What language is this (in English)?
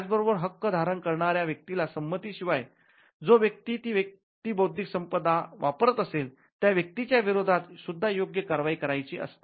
Marathi